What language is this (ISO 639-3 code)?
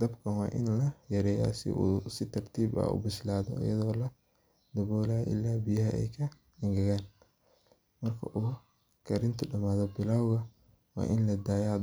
som